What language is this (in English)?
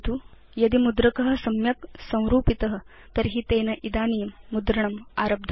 Sanskrit